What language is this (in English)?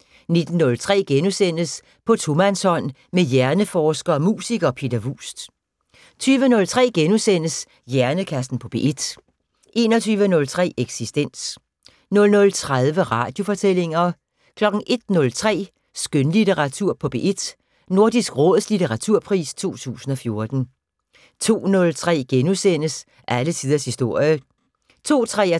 Danish